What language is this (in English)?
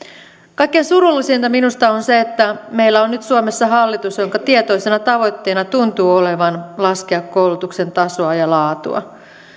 Finnish